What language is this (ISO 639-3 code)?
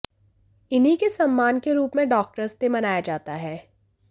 hin